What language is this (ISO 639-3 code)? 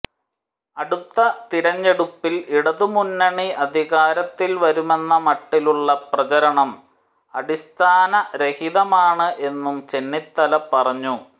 mal